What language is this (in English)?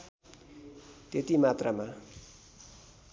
Nepali